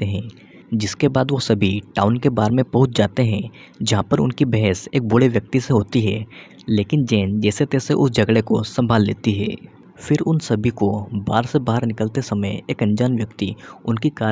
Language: Hindi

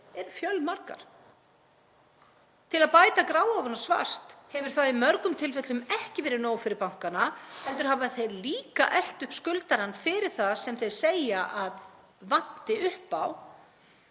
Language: Icelandic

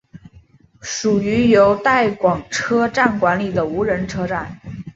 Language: Chinese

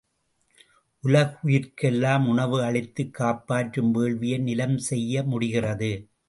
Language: Tamil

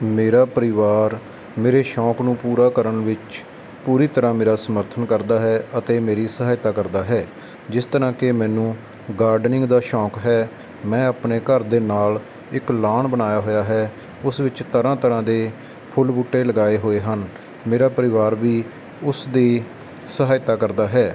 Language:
Punjabi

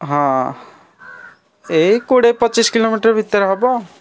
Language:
Odia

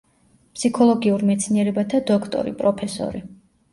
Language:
Georgian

